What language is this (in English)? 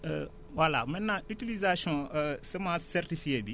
Wolof